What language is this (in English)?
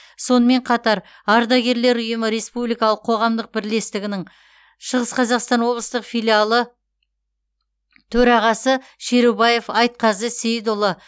Kazakh